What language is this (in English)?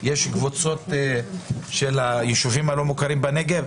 Hebrew